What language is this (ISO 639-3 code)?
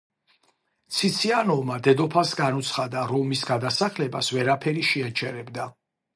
kat